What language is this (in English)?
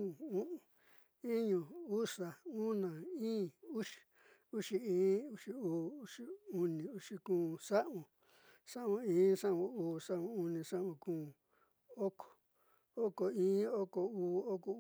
Southeastern Nochixtlán Mixtec